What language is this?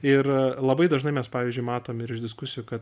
Lithuanian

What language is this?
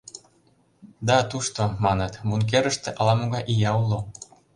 Mari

